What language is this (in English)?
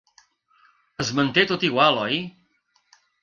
Catalan